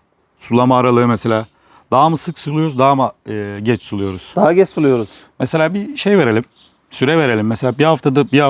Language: Turkish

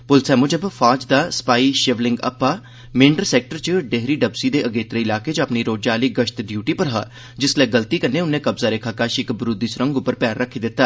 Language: Dogri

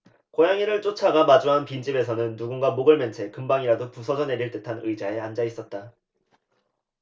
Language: Korean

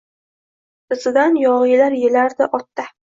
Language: Uzbek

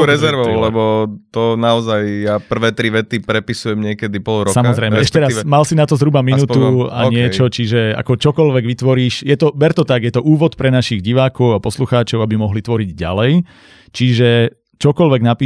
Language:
Slovak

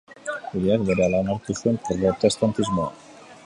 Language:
Basque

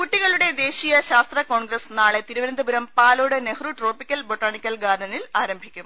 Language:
Malayalam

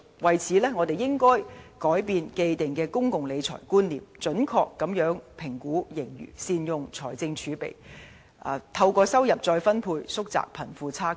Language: Cantonese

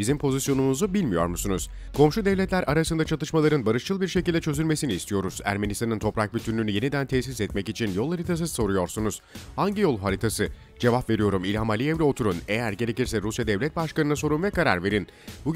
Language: Turkish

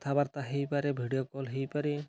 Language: Odia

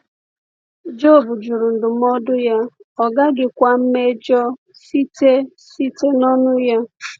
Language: Igbo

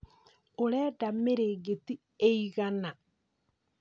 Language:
Kikuyu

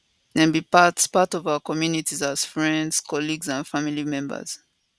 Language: Nigerian Pidgin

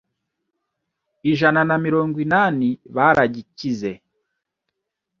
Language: Kinyarwanda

